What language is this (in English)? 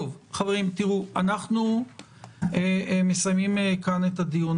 Hebrew